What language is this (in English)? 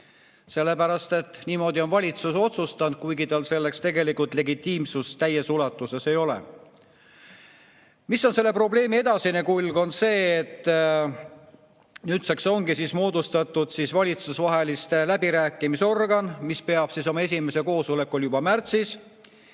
Estonian